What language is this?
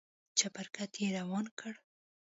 Pashto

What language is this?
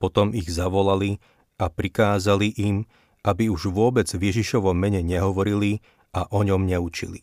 Slovak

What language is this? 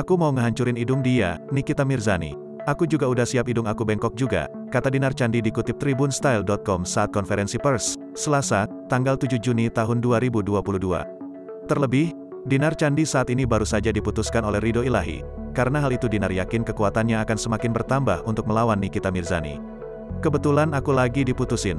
Indonesian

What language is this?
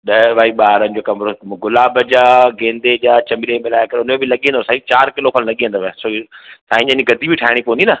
Sindhi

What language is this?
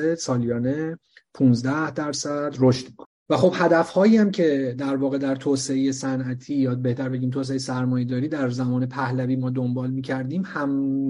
Persian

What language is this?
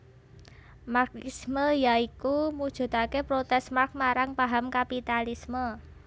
Javanese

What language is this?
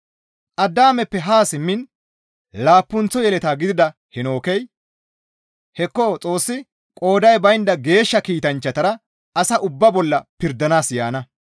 Gamo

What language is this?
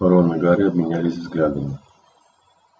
Russian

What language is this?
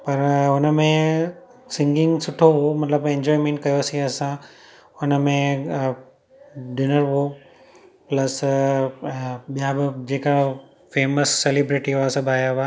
Sindhi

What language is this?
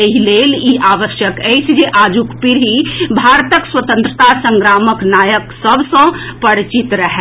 Maithili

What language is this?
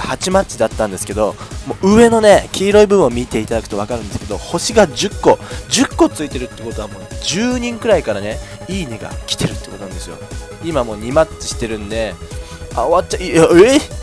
Japanese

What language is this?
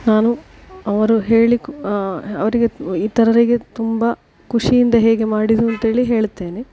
Kannada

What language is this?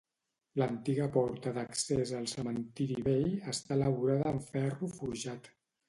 Catalan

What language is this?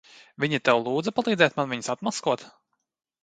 Latvian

